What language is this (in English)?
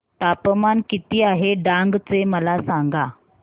Marathi